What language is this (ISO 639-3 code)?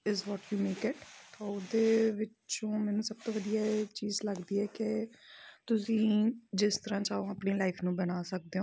pan